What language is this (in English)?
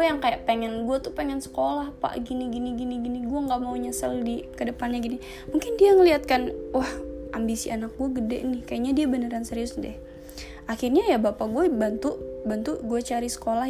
Indonesian